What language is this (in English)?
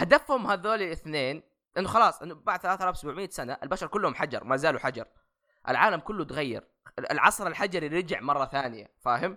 Arabic